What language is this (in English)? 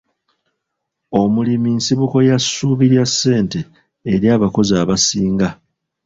Ganda